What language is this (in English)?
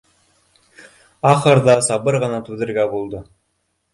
Bashkir